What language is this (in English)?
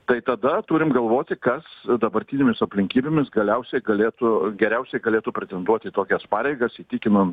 Lithuanian